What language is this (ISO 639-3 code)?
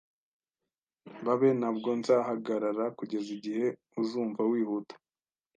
kin